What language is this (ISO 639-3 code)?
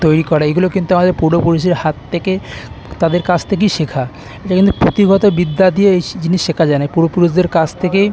ben